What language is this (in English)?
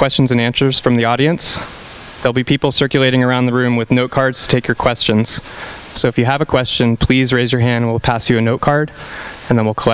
English